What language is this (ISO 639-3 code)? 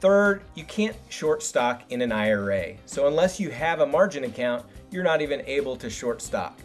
eng